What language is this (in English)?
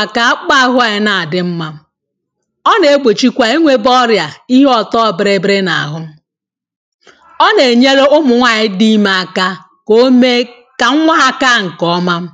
Igbo